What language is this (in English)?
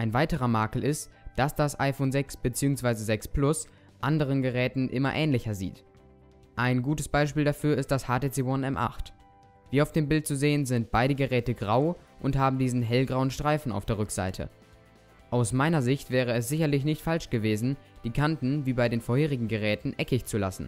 German